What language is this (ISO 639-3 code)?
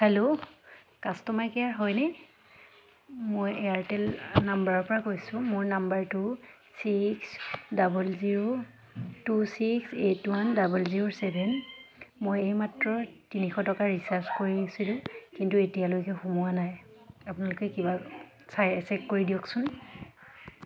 asm